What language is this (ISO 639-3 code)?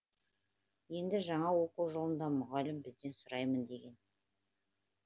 kaz